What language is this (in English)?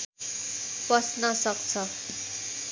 Nepali